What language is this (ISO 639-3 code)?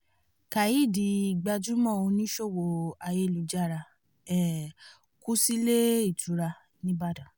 yor